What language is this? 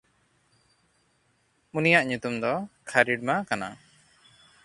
Santali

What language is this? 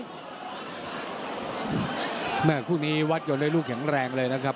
Thai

